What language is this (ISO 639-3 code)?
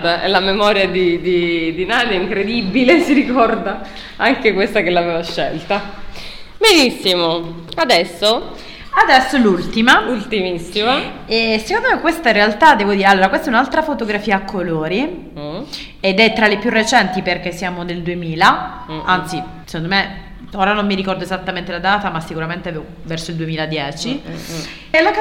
ita